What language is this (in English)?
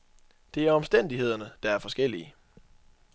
Danish